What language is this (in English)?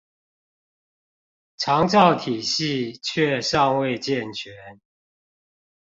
Chinese